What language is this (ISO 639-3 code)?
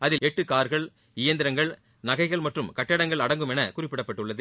tam